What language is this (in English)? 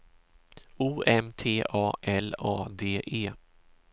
Swedish